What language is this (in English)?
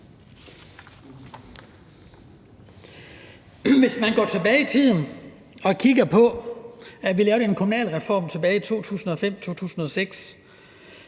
Danish